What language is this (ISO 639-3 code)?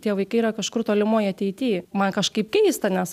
lit